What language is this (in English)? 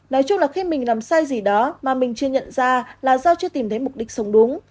Vietnamese